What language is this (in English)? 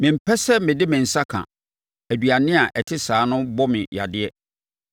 Akan